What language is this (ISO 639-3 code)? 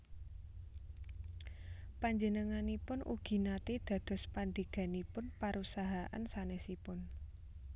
jav